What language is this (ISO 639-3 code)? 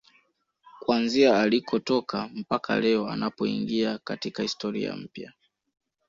swa